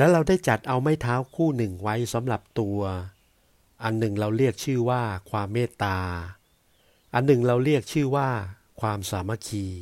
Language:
Thai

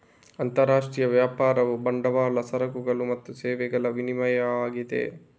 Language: Kannada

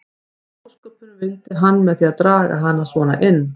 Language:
Icelandic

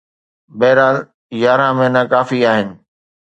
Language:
Sindhi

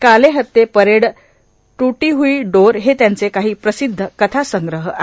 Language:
Marathi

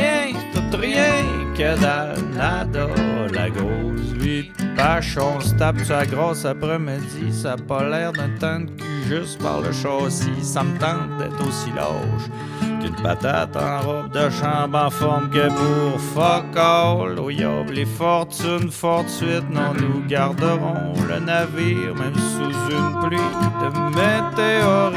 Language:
French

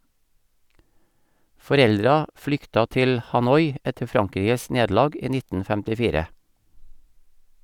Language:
Norwegian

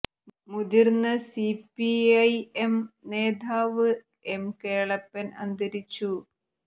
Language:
Malayalam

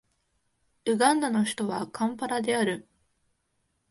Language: Japanese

